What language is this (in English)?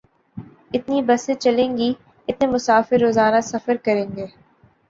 Urdu